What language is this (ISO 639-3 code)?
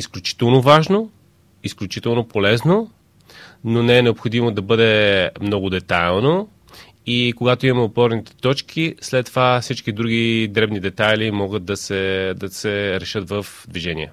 bul